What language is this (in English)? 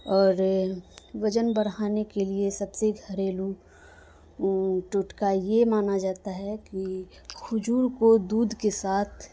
Urdu